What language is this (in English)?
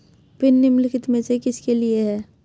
Hindi